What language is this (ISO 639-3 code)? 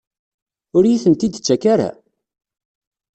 kab